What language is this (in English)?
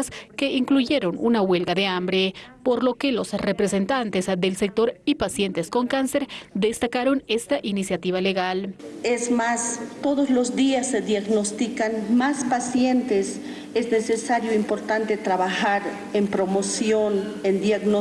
Spanish